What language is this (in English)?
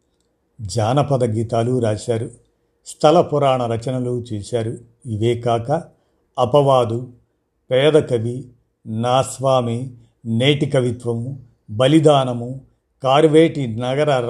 Telugu